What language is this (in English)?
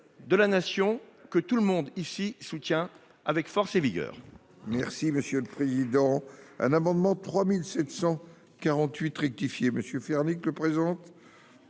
French